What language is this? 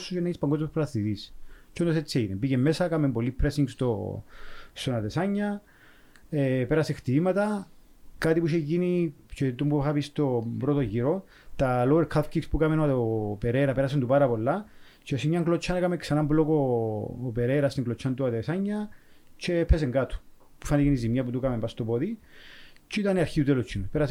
Greek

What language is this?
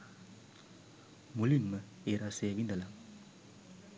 Sinhala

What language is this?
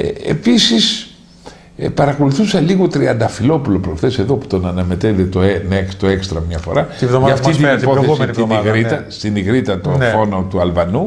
Greek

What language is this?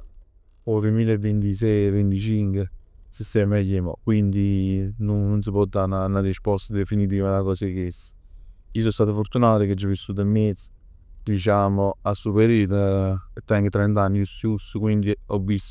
Neapolitan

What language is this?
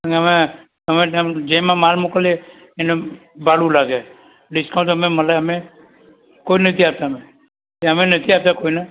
Gujarati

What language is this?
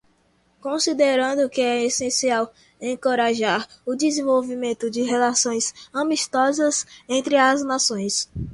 Portuguese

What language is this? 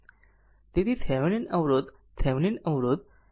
Gujarati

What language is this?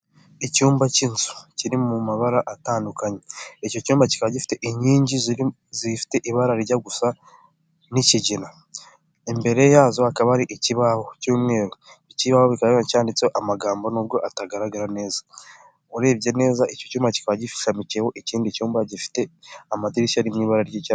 Kinyarwanda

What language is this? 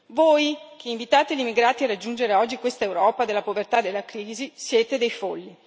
Italian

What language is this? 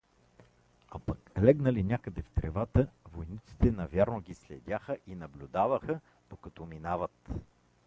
Bulgarian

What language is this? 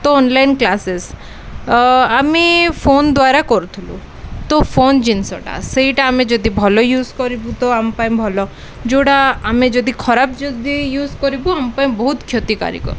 Odia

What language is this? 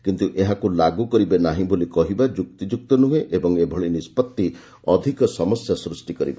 Odia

